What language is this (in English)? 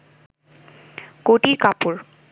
Bangla